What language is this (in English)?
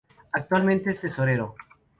Spanish